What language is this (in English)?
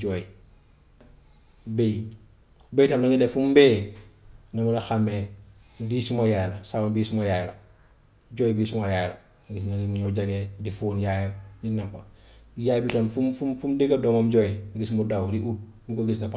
Gambian Wolof